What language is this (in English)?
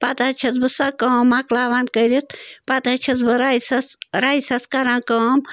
Kashmiri